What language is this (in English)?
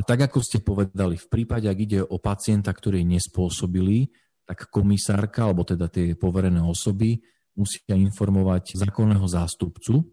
Slovak